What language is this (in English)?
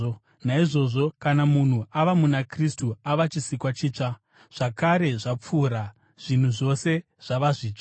Shona